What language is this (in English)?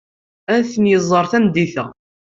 Kabyle